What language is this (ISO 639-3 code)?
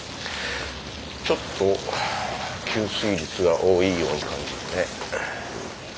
jpn